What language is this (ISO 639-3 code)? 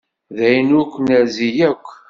kab